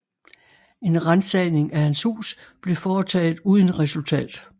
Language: Danish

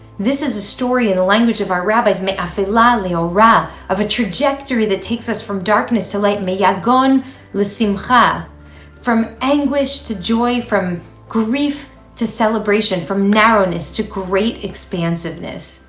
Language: English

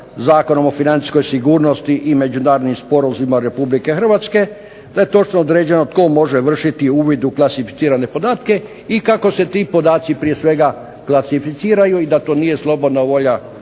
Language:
Croatian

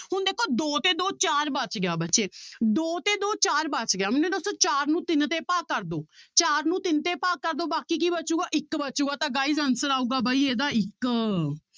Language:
Punjabi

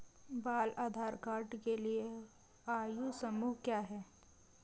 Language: Hindi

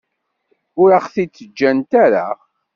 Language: Kabyle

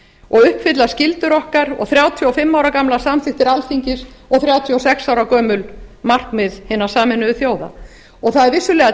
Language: Icelandic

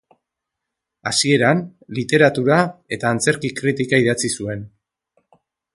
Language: Basque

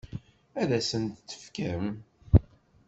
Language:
Kabyle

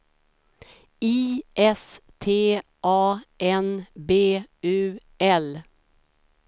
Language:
Swedish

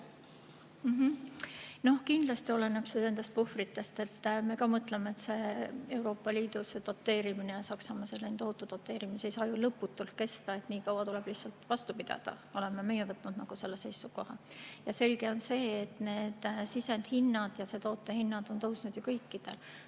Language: Estonian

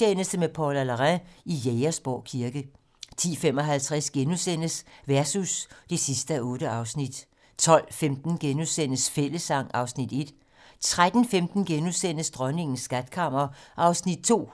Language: Danish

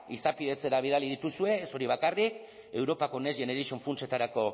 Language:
Basque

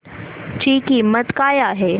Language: Marathi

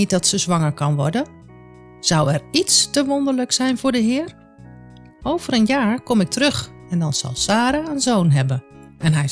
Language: Dutch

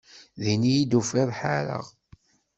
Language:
Kabyle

